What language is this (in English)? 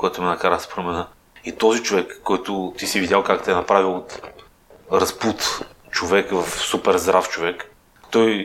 Bulgarian